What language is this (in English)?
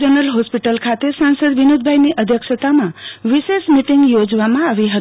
Gujarati